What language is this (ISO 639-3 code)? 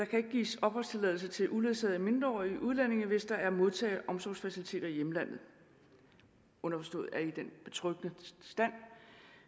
dan